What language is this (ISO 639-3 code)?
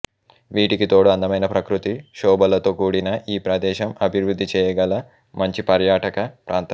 tel